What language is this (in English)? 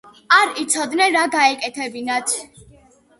Georgian